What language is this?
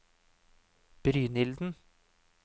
Norwegian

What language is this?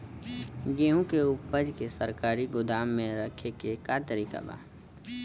Bhojpuri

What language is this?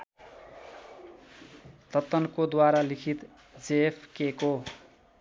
Nepali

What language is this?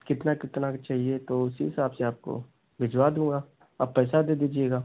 Hindi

